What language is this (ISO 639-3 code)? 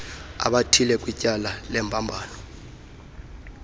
xho